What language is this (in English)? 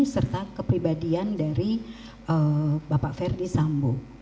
Indonesian